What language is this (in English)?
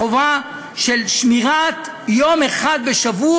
Hebrew